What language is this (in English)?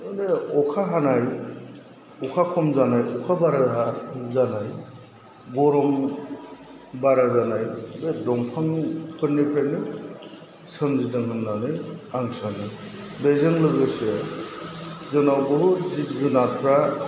Bodo